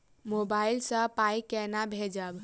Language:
Maithili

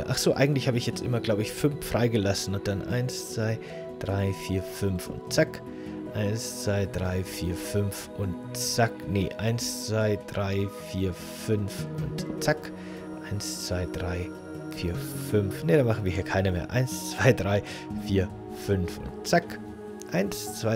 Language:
German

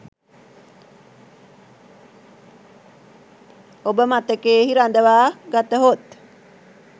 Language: Sinhala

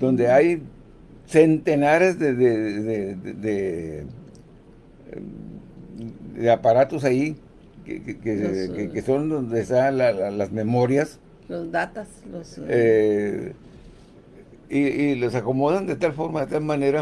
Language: Spanish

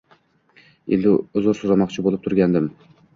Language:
Uzbek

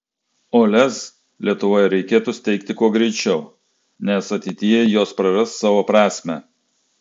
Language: Lithuanian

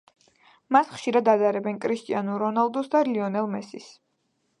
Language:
Georgian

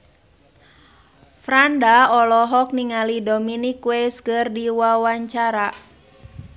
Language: Sundanese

